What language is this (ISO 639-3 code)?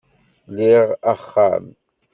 kab